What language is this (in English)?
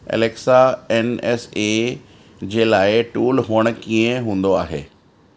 Sindhi